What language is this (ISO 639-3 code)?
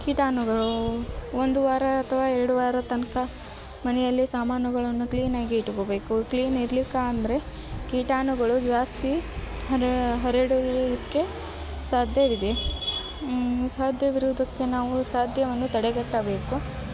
kan